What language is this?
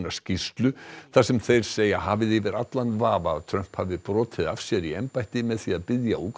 Icelandic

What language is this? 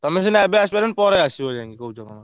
Odia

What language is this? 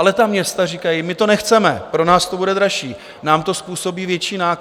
Czech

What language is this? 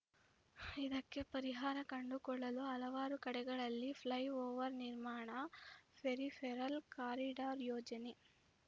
Kannada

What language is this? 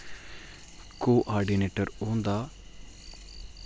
Dogri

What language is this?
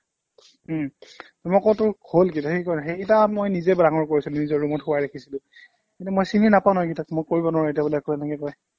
Assamese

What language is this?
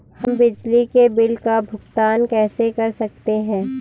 Hindi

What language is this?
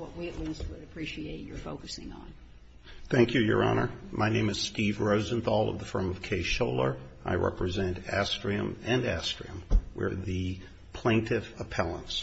English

